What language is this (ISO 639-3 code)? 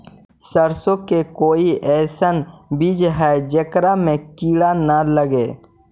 mag